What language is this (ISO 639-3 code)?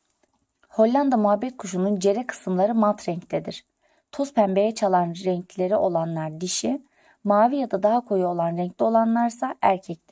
tur